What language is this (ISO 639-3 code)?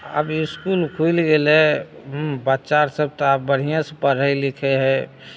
mai